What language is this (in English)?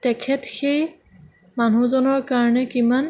Assamese